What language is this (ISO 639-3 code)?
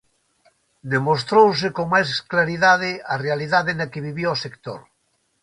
glg